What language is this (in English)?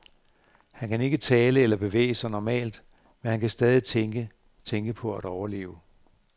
Danish